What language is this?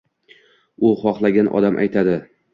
Uzbek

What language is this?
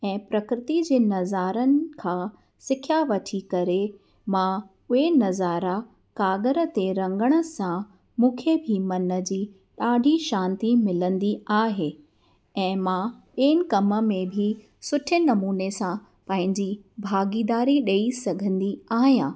Sindhi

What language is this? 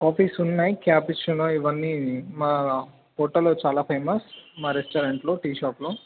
Telugu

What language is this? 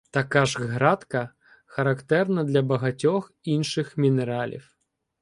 Ukrainian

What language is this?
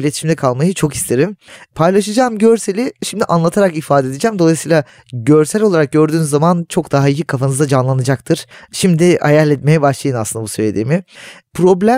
Turkish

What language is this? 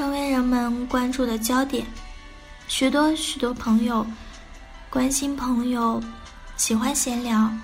Chinese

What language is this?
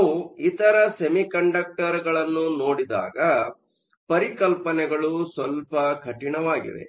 Kannada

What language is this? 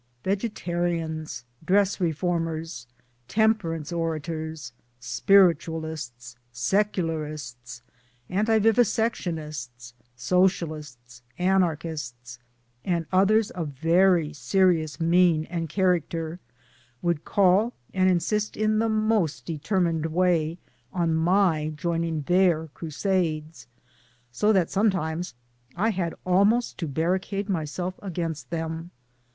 English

